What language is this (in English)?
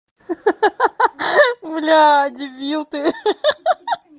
Russian